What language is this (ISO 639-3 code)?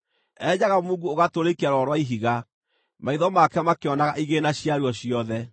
kik